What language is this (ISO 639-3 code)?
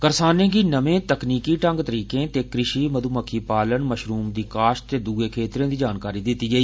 doi